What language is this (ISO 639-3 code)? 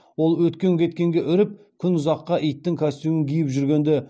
kaz